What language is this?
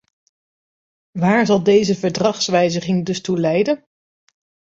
Dutch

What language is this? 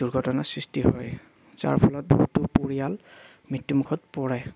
Assamese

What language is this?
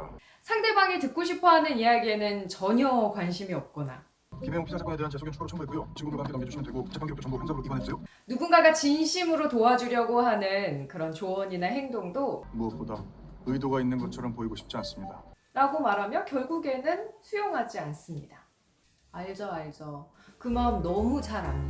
Korean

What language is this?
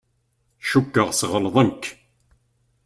Kabyle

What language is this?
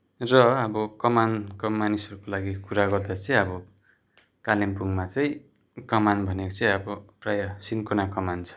Nepali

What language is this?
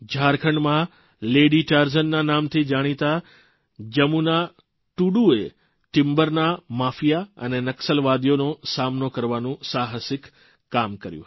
Gujarati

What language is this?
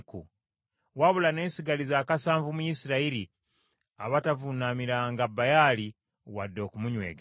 Ganda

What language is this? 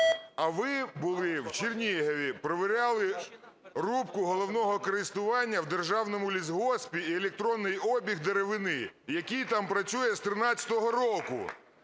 Ukrainian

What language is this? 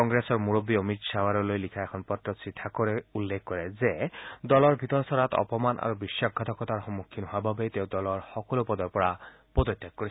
Assamese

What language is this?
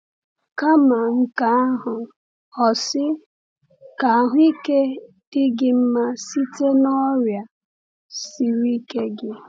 Igbo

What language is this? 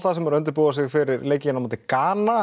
Icelandic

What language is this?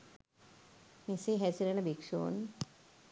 Sinhala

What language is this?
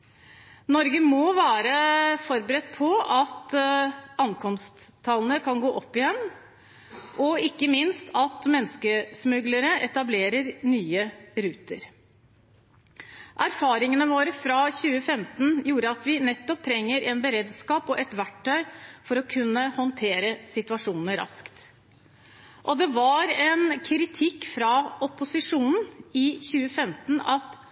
Norwegian Bokmål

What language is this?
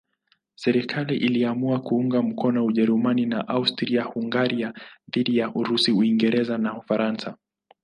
Swahili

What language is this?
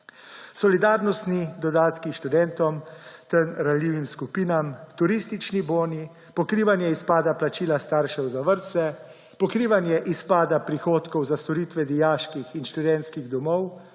Slovenian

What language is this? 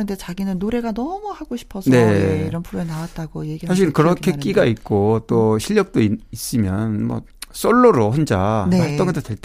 Korean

